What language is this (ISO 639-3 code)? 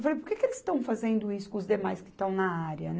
por